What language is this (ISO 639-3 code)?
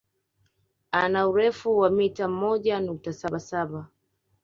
swa